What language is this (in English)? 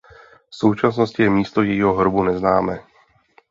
Czech